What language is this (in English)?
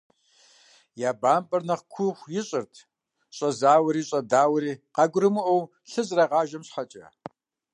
Kabardian